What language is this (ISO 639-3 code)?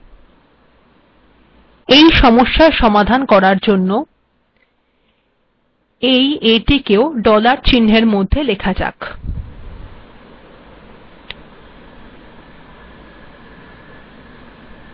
ben